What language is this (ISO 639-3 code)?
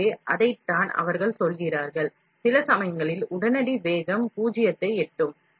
tam